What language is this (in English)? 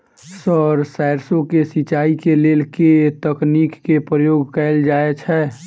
Maithili